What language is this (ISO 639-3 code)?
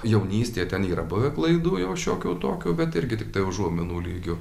lit